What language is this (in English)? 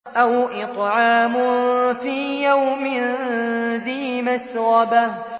Arabic